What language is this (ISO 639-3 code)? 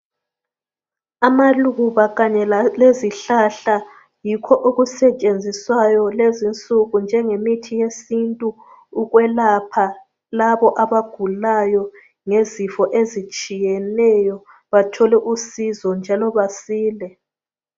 nde